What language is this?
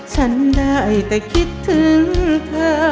Thai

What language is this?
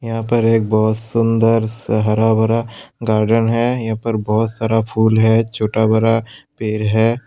Hindi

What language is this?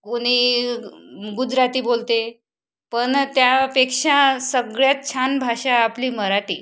Marathi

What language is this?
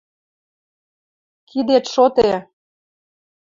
Western Mari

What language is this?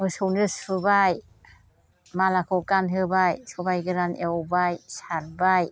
Bodo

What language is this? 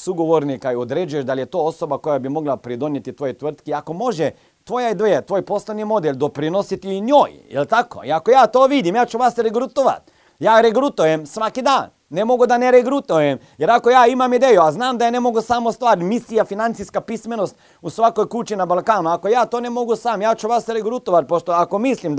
Croatian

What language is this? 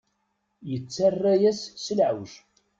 Kabyle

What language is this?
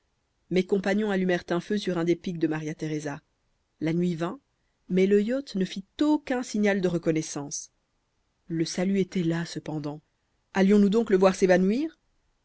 French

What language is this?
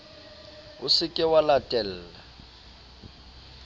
Southern Sotho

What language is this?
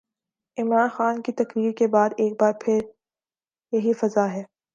Urdu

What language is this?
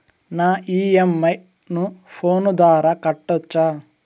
Telugu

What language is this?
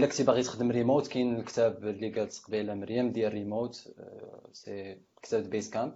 Arabic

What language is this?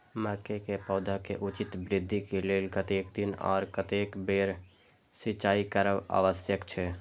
Maithili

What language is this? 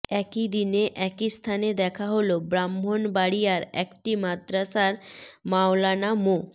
Bangla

